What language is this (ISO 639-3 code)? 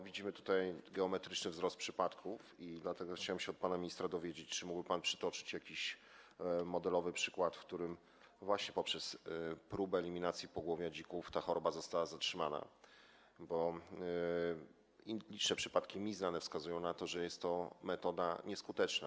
pol